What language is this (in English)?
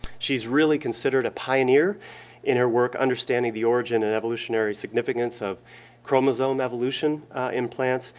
English